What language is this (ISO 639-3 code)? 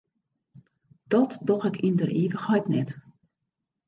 fry